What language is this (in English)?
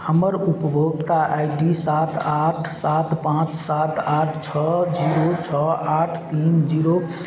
Maithili